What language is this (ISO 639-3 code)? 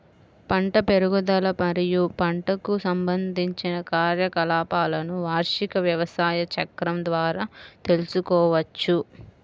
tel